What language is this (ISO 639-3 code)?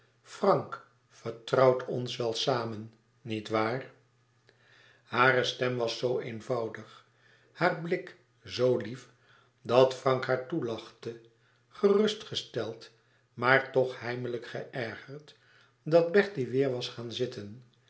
nld